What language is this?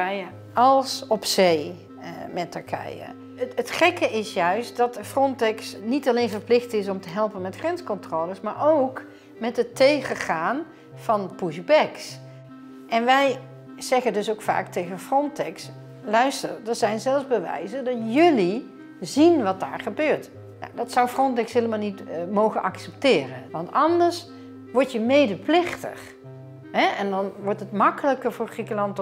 Dutch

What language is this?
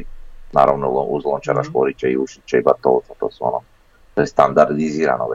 Croatian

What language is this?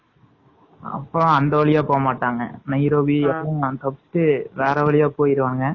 Tamil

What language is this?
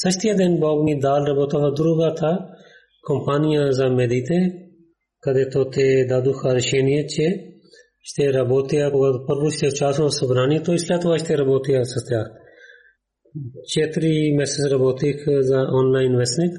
Bulgarian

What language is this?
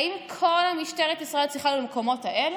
Hebrew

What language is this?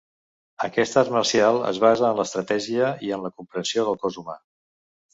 Catalan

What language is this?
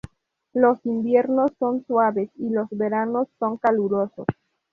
Spanish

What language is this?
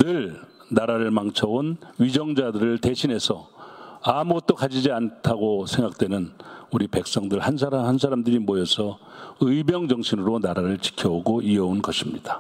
Korean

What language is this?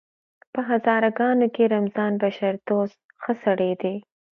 Pashto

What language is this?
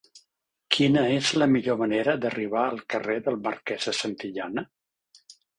Catalan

